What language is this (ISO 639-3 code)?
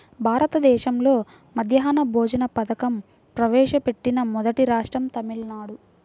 tel